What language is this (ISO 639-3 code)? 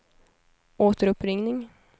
swe